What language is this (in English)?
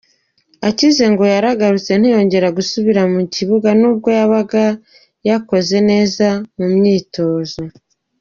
Kinyarwanda